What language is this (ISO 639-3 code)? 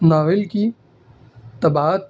urd